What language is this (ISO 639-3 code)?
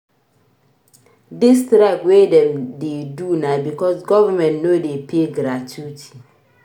pcm